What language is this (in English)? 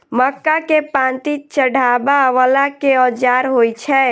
Maithili